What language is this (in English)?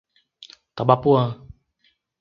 Portuguese